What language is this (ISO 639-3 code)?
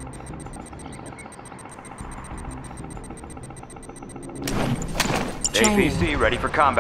eng